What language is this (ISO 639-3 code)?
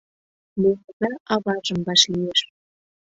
chm